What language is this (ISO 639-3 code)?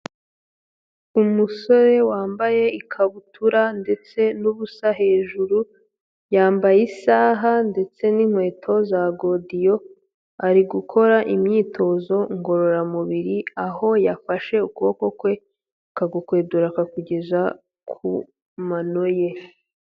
kin